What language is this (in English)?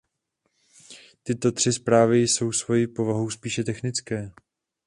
Czech